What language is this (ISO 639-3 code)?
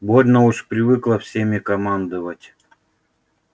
rus